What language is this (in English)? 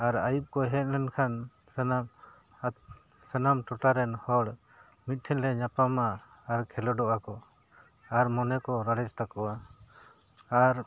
Santali